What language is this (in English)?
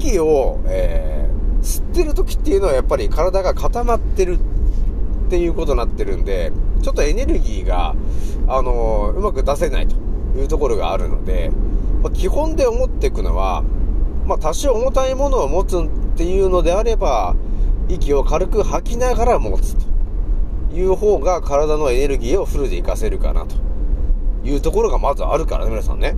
Japanese